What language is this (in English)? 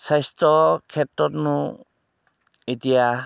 Assamese